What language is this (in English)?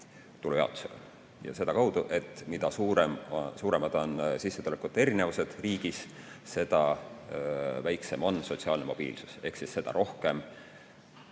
Estonian